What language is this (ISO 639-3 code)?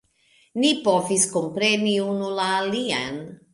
epo